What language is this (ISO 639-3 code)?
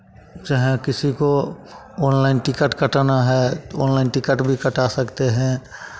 hin